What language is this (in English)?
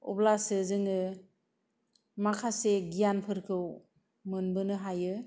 Bodo